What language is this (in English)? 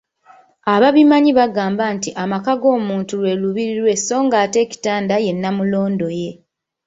Ganda